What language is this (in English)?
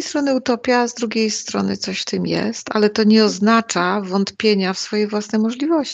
Polish